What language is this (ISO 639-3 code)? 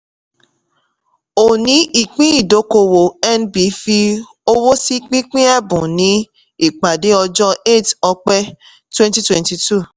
yor